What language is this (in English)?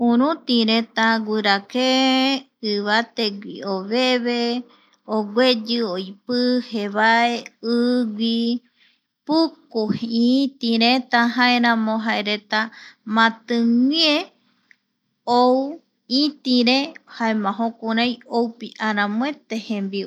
Eastern Bolivian Guaraní